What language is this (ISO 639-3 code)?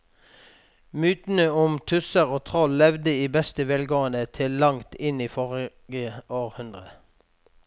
nor